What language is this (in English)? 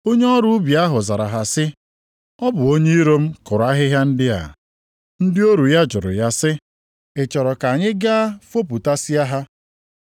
Igbo